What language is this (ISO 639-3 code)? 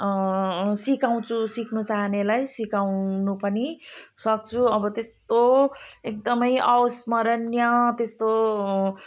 nep